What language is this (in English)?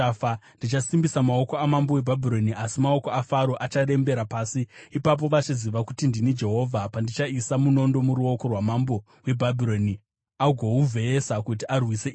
Shona